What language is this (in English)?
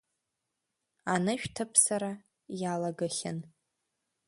Abkhazian